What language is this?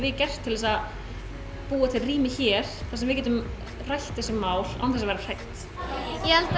Icelandic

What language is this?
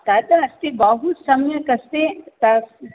Sanskrit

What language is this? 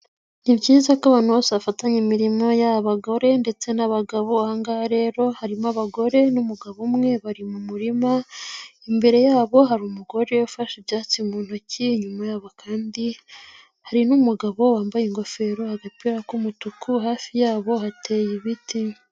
Kinyarwanda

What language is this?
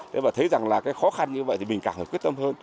Vietnamese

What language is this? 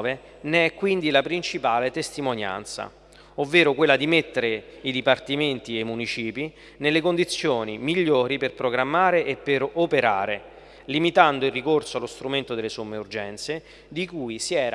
Italian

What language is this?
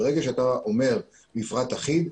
Hebrew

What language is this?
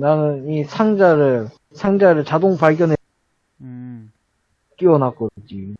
Korean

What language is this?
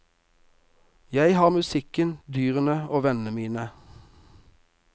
Norwegian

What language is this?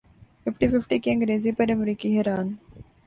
Urdu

